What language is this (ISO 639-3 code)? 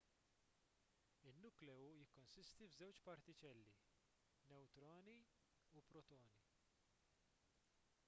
mlt